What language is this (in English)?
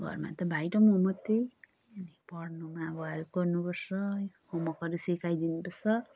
Nepali